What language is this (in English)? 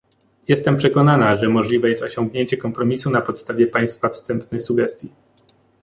Polish